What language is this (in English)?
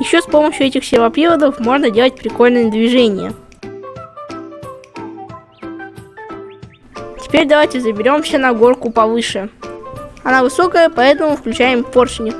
Russian